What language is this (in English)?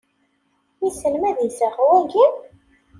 Kabyle